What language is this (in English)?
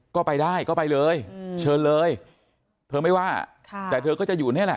Thai